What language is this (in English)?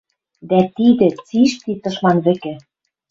Western Mari